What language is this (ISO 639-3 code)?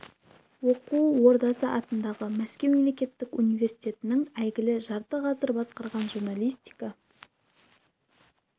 kaz